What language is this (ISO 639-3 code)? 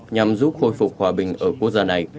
vie